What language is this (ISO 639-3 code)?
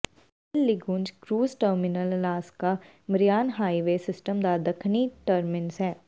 pan